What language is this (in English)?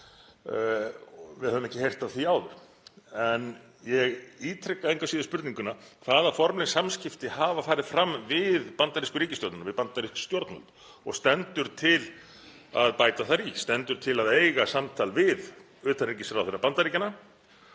Icelandic